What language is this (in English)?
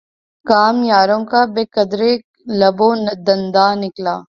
Urdu